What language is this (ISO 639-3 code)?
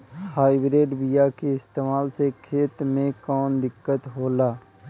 bho